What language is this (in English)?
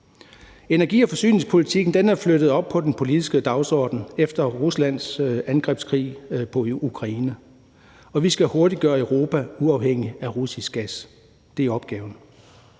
Danish